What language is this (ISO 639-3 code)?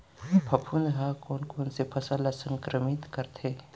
hne